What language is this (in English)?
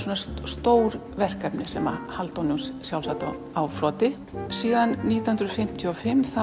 Icelandic